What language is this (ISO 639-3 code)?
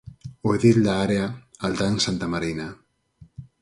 glg